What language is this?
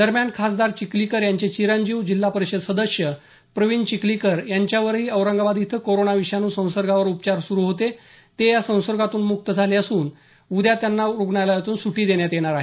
Marathi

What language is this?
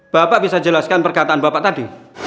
Indonesian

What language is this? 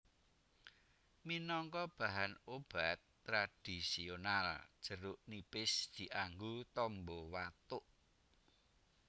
Javanese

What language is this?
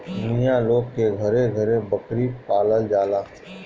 Bhojpuri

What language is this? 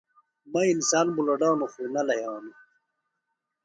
Phalura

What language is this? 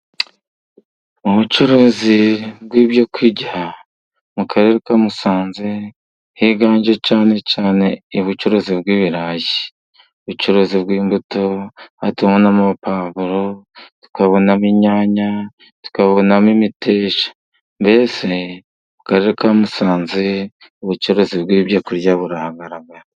Kinyarwanda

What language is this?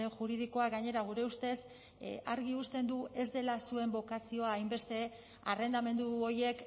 Basque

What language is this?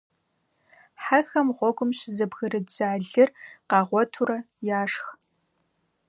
Kabardian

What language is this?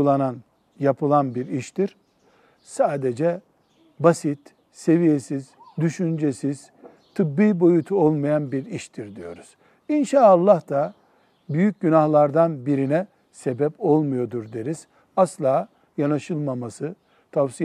Turkish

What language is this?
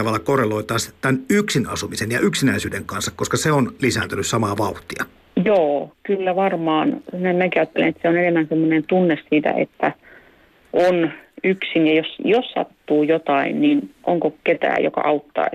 Finnish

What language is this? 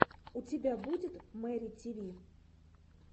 Russian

